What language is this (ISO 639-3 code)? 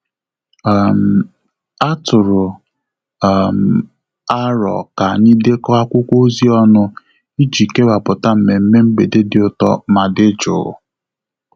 ibo